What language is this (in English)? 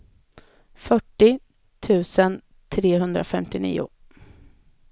Swedish